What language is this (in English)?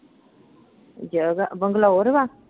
Punjabi